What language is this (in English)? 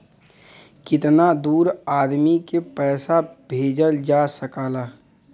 Bhojpuri